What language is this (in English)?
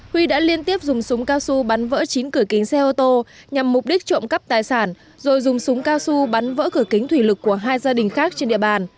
Vietnamese